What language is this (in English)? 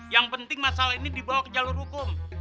Indonesian